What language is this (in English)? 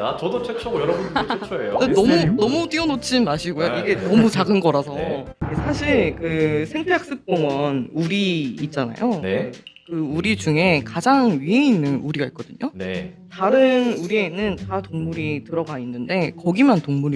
Korean